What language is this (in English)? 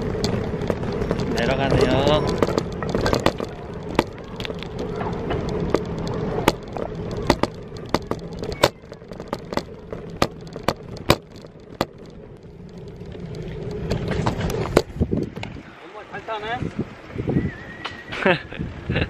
Korean